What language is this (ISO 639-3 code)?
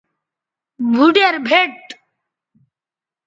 btv